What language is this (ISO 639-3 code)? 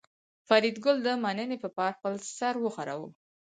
pus